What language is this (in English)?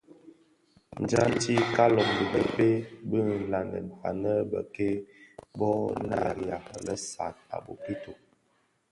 Bafia